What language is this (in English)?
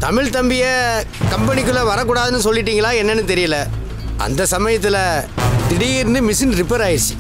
Tamil